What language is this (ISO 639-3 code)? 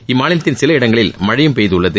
tam